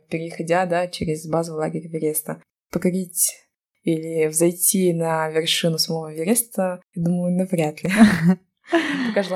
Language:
Russian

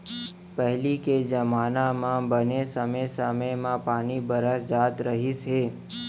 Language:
Chhattisgarhi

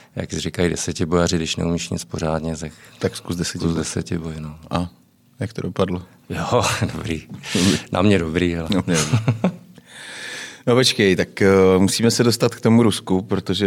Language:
Czech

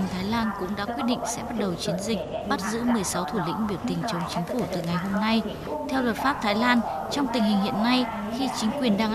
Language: Vietnamese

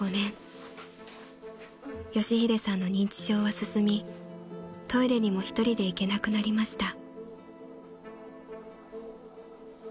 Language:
Japanese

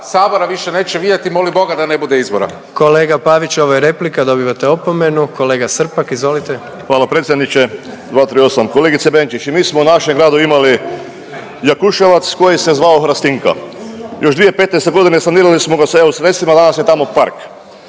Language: Croatian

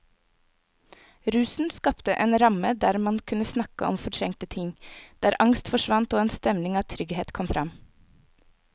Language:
Norwegian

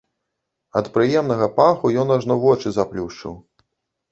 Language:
Belarusian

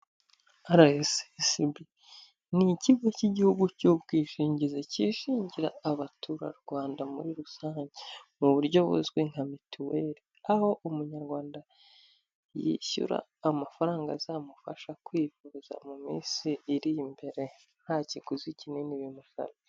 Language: Kinyarwanda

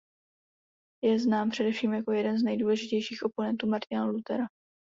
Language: Czech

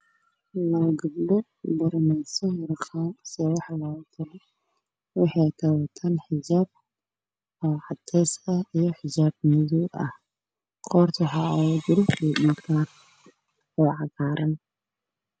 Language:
Somali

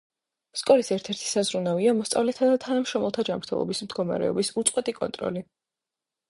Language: Georgian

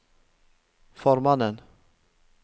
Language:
Norwegian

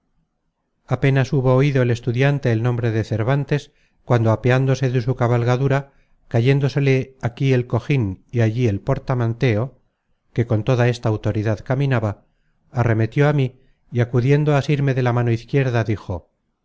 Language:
Spanish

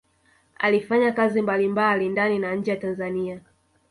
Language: Swahili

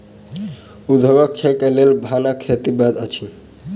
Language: Maithili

